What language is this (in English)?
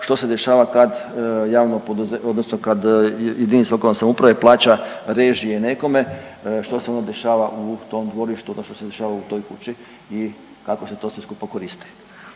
Croatian